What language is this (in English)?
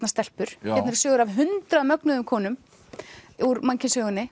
Icelandic